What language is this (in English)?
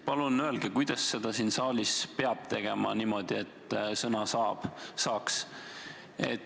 Estonian